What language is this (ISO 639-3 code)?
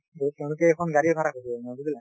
asm